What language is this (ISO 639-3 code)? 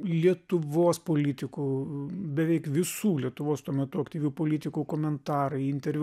lit